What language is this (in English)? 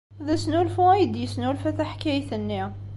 Kabyle